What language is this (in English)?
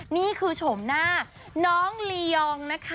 Thai